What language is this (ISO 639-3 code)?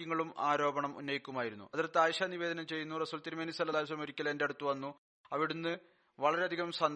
mal